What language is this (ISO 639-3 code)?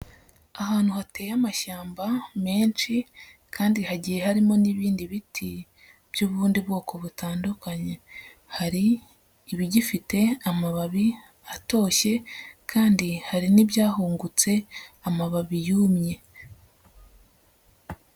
kin